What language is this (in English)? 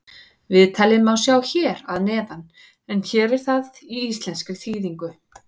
Icelandic